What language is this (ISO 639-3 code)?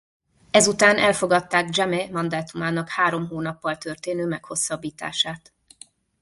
hun